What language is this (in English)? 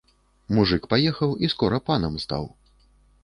Belarusian